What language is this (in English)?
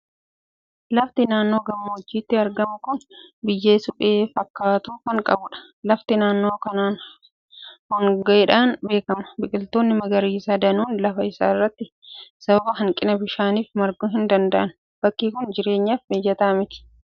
Oromo